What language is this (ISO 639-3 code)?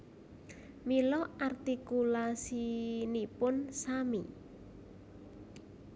jav